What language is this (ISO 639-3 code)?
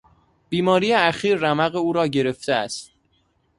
fas